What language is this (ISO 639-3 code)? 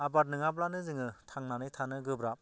brx